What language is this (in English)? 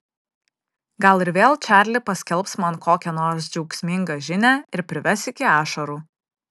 Lithuanian